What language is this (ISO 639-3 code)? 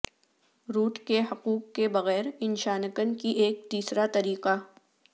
urd